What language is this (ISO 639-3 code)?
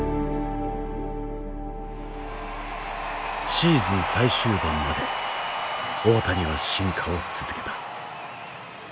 jpn